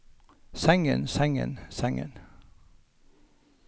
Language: Norwegian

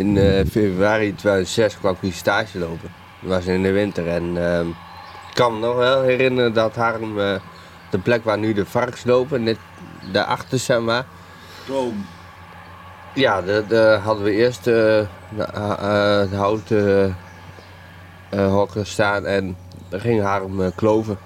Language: Dutch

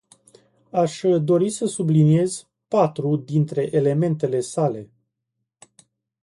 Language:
Romanian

